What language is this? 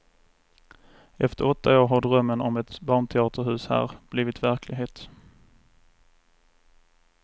Swedish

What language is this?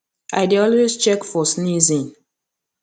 Nigerian Pidgin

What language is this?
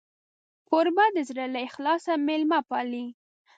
Pashto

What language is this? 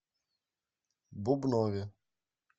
Russian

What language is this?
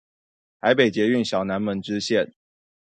Chinese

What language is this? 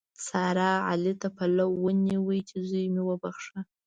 Pashto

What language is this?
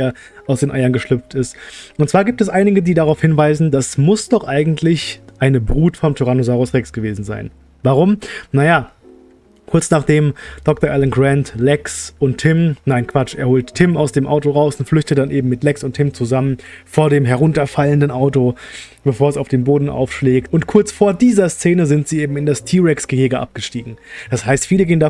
German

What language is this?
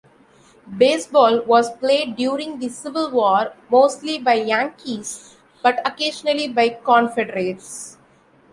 English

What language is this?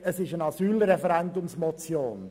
Swiss German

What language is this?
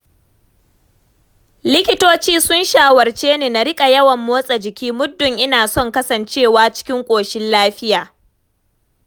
Hausa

